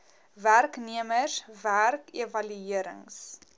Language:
Afrikaans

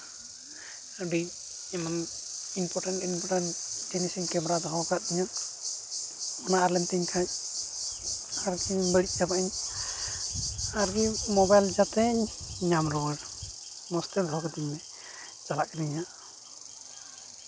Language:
Santali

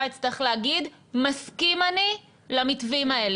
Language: Hebrew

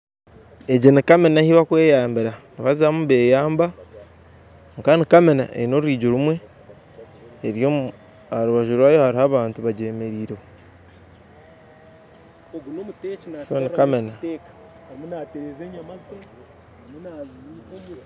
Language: Nyankole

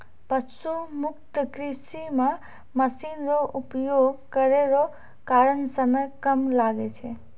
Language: Maithili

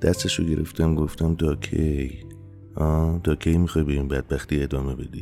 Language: Persian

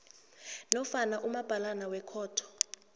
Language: South Ndebele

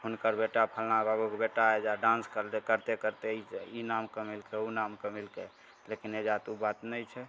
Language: Maithili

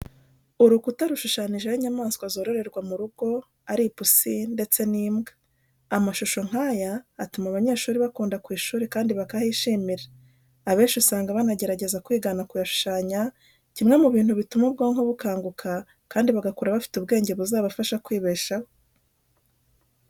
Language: Kinyarwanda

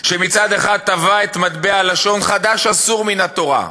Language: Hebrew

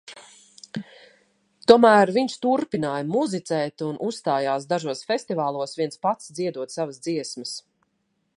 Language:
Latvian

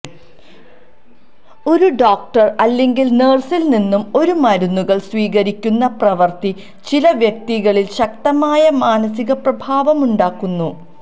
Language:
Malayalam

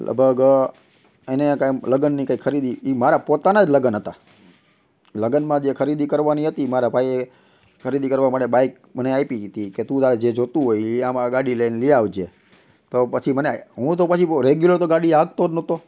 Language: Gujarati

